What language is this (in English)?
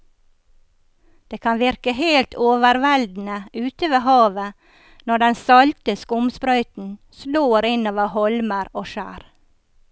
Norwegian